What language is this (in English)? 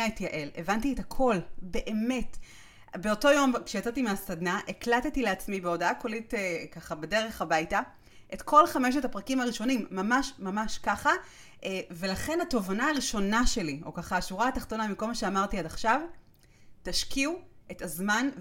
Hebrew